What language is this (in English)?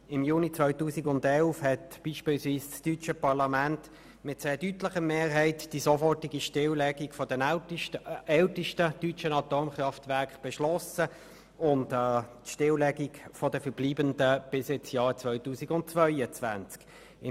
Swiss German